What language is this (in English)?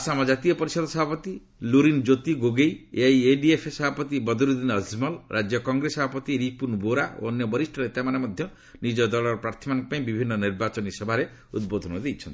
Odia